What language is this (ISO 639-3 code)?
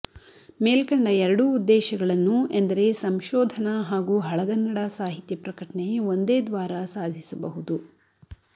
kan